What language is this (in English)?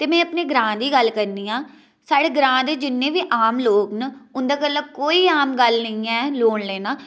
Dogri